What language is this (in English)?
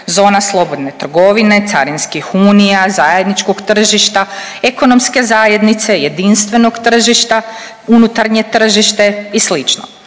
Croatian